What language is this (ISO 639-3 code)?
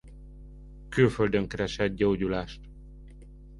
hun